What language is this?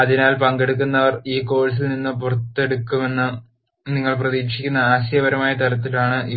Malayalam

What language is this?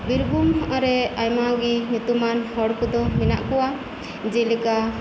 Santali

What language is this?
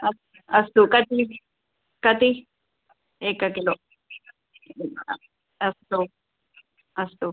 Sanskrit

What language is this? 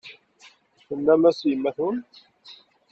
Kabyle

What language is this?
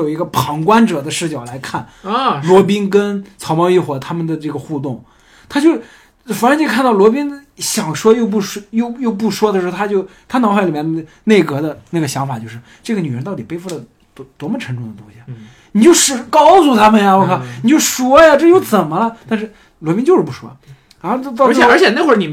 Chinese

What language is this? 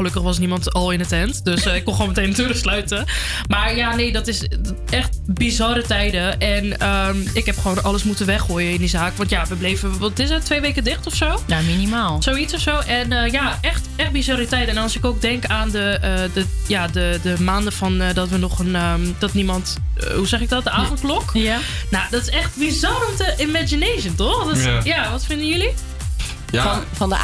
Dutch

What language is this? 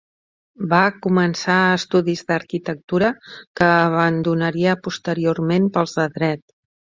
Catalan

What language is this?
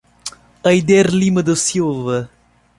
Portuguese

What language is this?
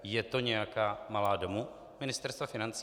Czech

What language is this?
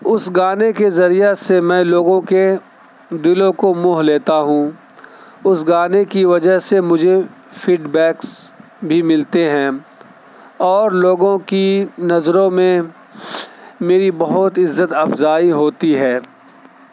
Urdu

